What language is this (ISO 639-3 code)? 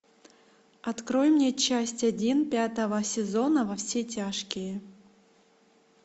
rus